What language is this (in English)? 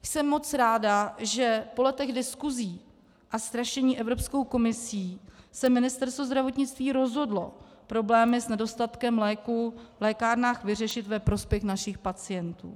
Czech